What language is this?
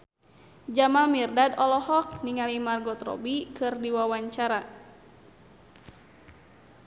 Sundanese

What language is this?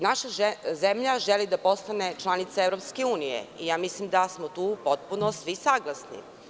Serbian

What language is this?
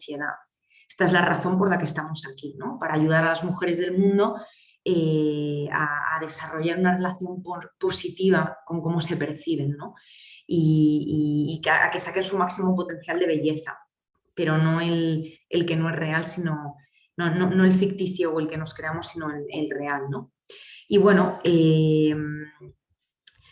Spanish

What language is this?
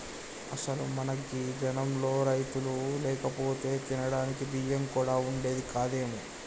Telugu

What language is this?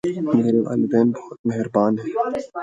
Urdu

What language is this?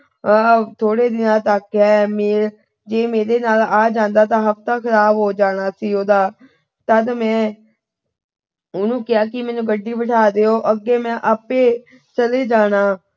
Punjabi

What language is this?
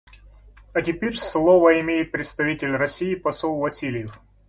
Russian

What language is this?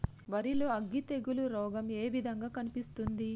Telugu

